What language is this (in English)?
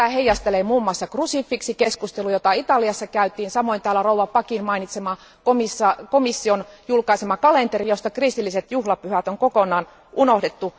Finnish